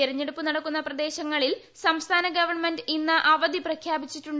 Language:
Malayalam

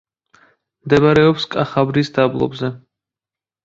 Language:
Georgian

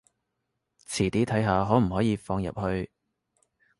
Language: Cantonese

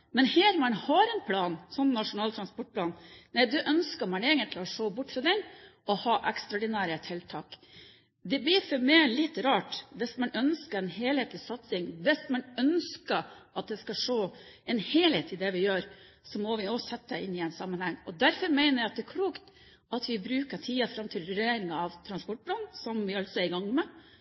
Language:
Norwegian Bokmål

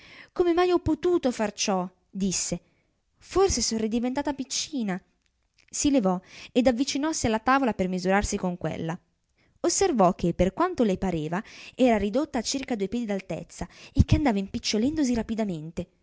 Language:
Italian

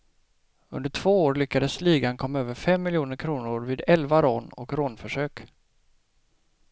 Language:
Swedish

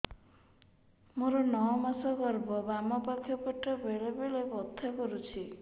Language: Odia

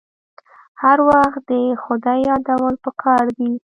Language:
Pashto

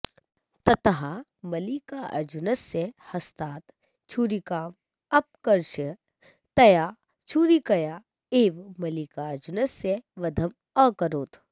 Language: Sanskrit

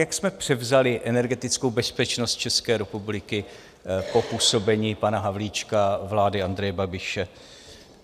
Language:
Czech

